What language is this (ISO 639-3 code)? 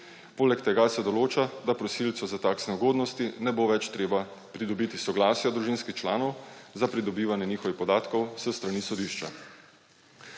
slv